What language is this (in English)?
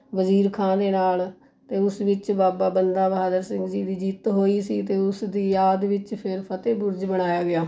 Punjabi